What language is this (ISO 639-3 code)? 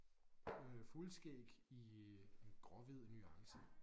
dan